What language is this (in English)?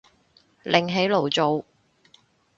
Cantonese